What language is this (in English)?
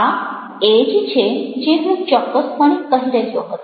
Gujarati